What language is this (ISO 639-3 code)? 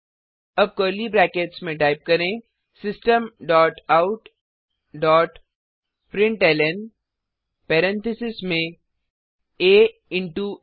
hin